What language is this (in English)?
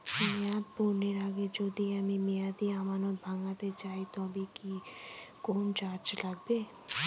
Bangla